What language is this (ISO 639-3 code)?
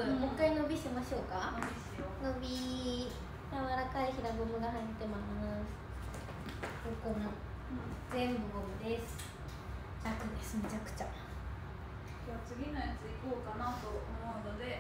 jpn